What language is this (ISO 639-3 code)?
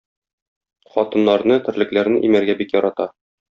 tat